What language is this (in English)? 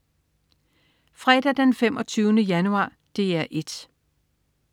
Danish